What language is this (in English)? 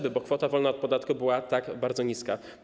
Polish